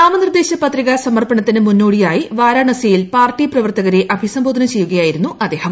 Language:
Malayalam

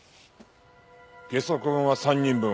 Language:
Japanese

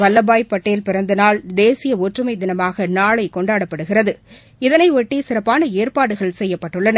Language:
Tamil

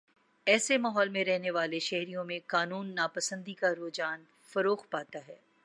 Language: Urdu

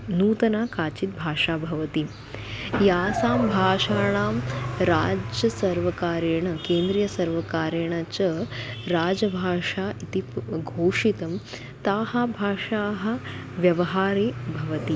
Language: Sanskrit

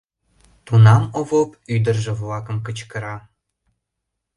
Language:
Mari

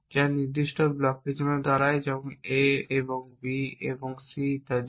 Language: Bangla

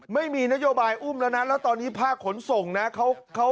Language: Thai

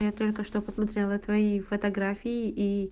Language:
Russian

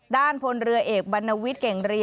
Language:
Thai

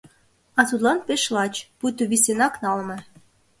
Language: Mari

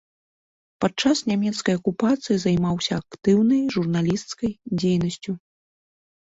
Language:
Belarusian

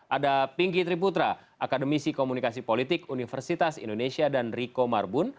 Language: Indonesian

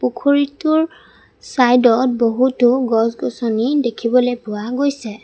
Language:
Assamese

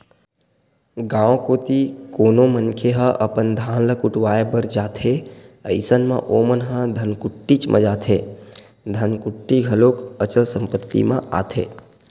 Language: Chhattisgarhi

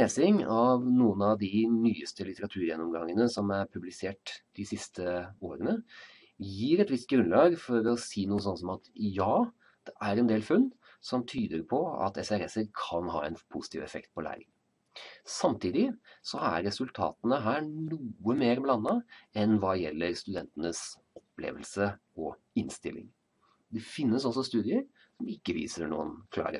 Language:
Norwegian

